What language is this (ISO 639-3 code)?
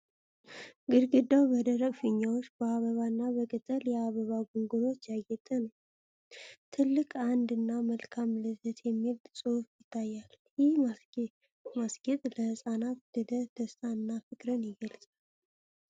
amh